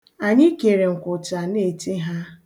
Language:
Igbo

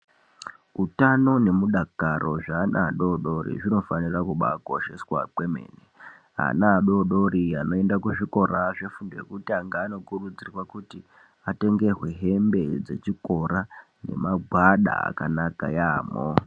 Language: Ndau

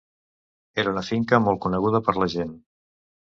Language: Catalan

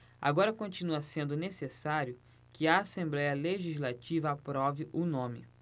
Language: Portuguese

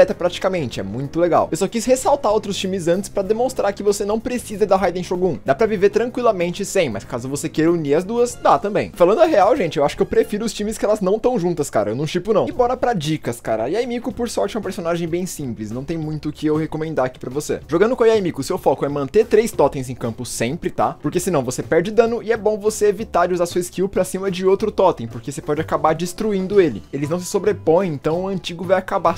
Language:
Portuguese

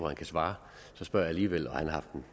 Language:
Danish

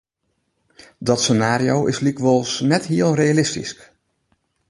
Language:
Western Frisian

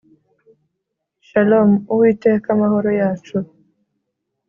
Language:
Kinyarwanda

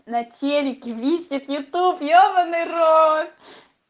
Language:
Russian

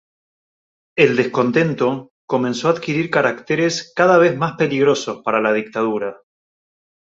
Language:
Spanish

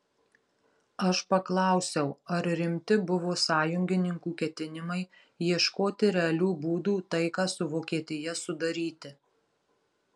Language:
Lithuanian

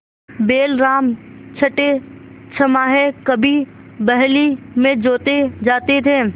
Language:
Hindi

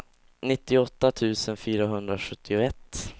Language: Swedish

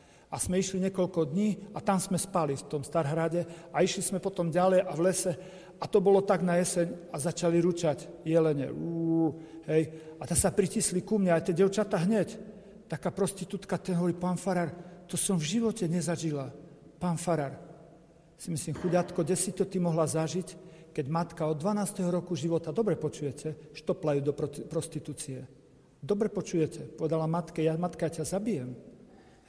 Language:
Slovak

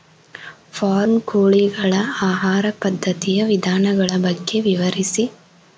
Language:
Kannada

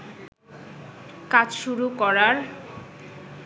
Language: Bangla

